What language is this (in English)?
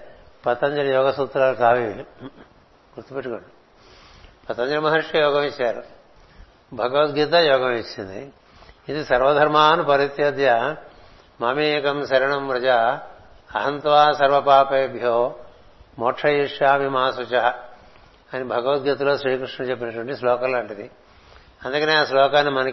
Telugu